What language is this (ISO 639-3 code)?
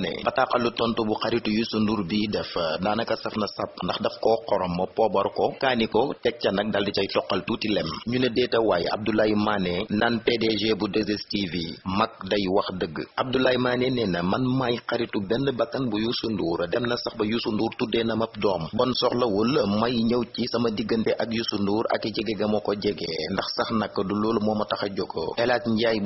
ind